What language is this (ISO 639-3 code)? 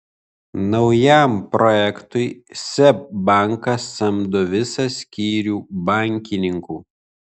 lit